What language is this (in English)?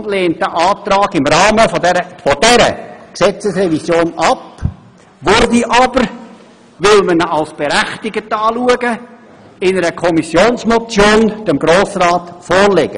Swiss German